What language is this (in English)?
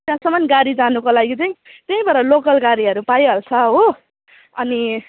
Nepali